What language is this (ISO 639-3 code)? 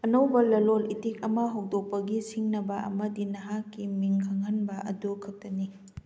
mni